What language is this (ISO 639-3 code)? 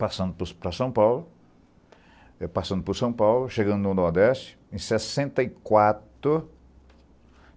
por